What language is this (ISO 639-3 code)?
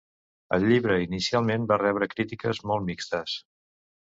cat